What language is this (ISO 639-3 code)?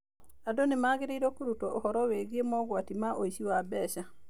kik